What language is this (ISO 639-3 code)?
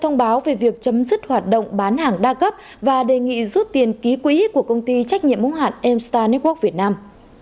vie